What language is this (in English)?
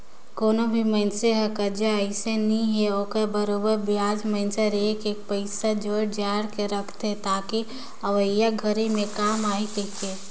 Chhattisgarhi